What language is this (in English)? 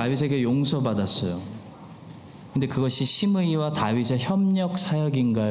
Korean